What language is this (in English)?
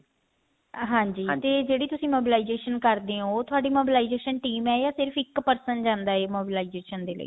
Punjabi